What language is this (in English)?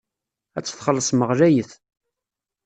Kabyle